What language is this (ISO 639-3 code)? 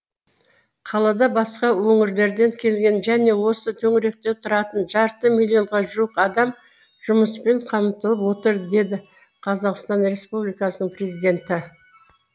kaz